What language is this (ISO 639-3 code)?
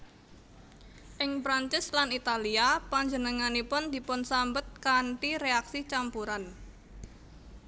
jav